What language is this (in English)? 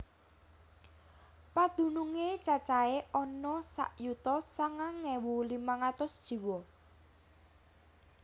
Javanese